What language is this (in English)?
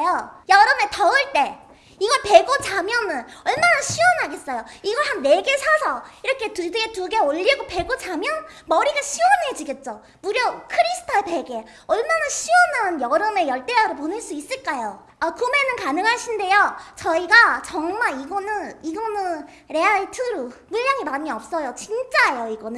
Korean